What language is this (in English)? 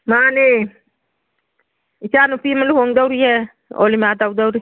Manipuri